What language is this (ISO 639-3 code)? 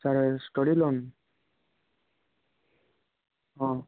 ori